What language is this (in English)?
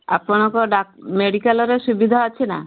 Odia